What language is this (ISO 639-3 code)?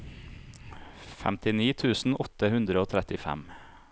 nor